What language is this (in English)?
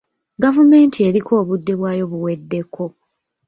Ganda